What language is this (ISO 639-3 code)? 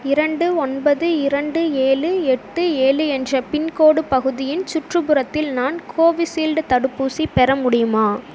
tam